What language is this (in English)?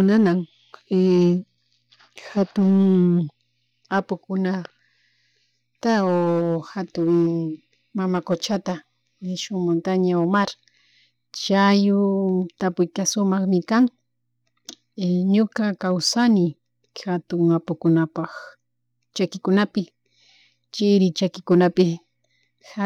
Chimborazo Highland Quichua